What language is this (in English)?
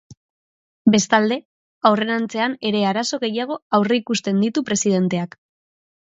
Basque